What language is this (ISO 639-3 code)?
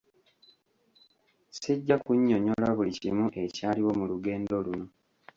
lug